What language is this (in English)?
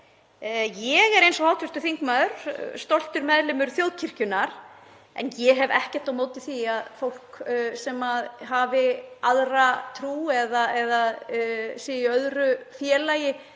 Icelandic